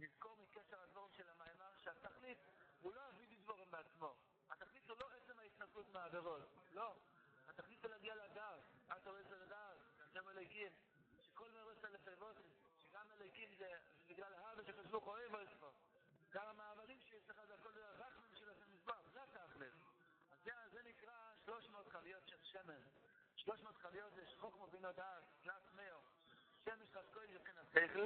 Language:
Hebrew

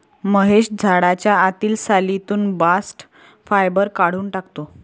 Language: Marathi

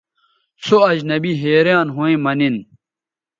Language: Bateri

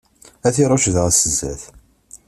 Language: Kabyle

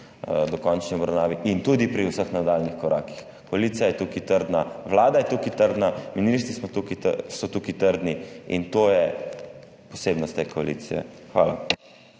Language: Slovenian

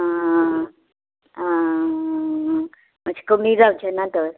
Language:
Konkani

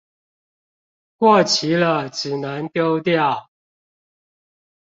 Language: Chinese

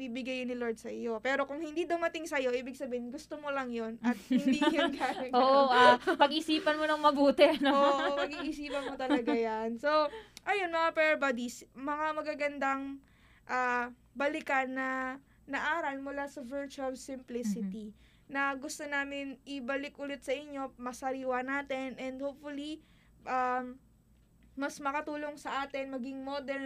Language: Filipino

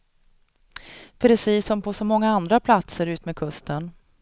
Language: Swedish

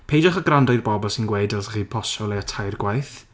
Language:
Welsh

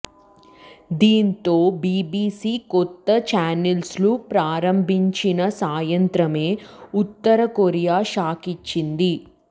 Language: Telugu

